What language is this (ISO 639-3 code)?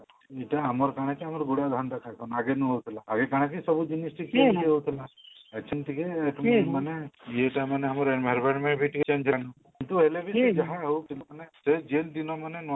ori